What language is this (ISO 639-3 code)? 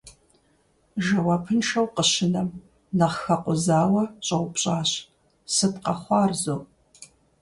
kbd